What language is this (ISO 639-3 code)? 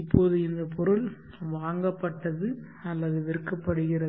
tam